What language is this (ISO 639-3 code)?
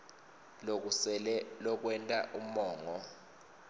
ssw